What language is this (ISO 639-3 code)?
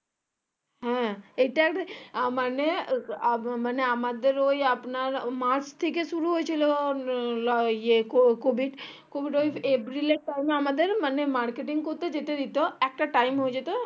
ben